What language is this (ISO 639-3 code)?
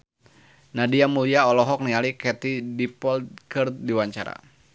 sun